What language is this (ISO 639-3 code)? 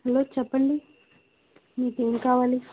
tel